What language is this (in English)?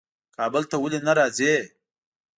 Pashto